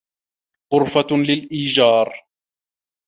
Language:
Arabic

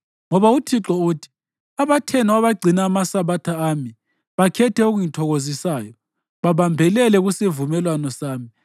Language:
North Ndebele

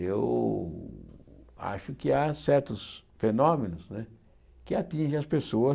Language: Portuguese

